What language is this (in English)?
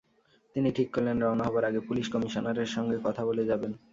Bangla